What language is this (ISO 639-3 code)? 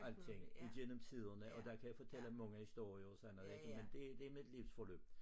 dan